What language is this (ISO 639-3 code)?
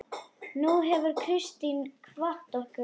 isl